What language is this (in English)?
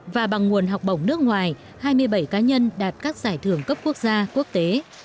Vietnamese